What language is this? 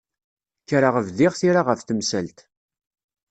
Kabyle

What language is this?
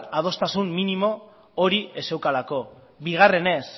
Basque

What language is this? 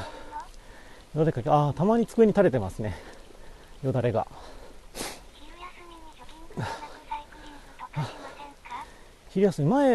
Japanese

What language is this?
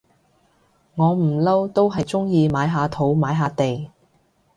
Cantonese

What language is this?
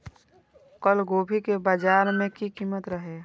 Maithili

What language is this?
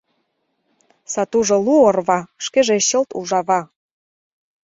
Mari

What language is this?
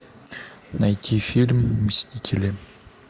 Russian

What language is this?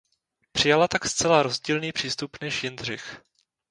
Czech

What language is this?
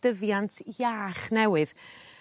Welsh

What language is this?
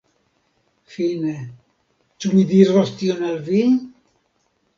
Esperanto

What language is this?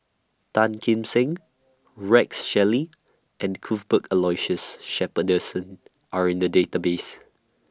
English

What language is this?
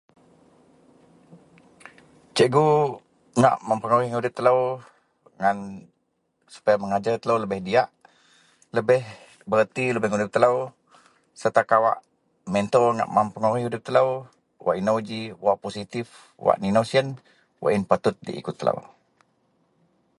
Central Melanau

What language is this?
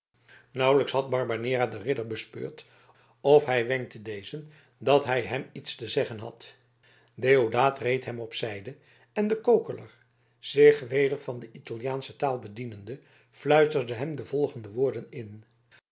Dutch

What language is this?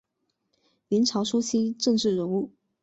Chinese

